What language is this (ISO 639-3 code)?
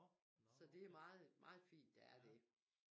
dan